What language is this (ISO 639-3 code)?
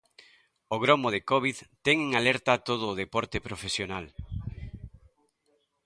glg